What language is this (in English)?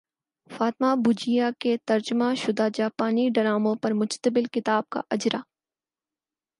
Urdu